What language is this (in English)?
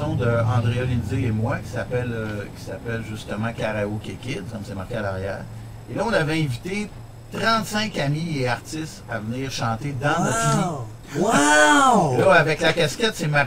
French